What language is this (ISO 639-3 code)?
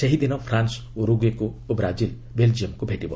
ori